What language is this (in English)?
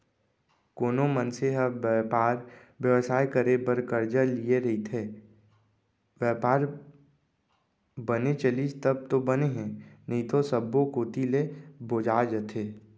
Chhattisgarhi